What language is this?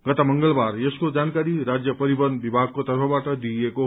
Nepali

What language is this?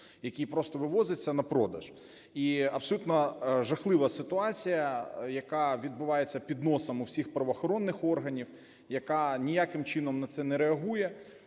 Ukrainian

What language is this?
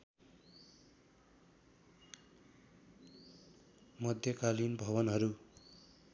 Nepali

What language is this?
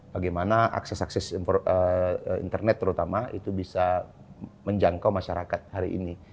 Indonesian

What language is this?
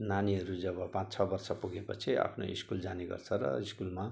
Nepali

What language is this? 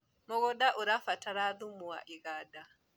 Kikuyu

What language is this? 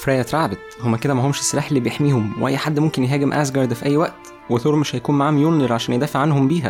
Arabic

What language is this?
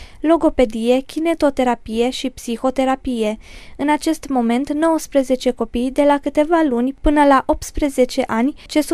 Romanian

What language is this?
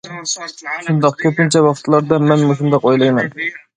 Uyghur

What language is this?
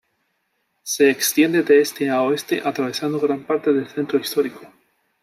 Spanish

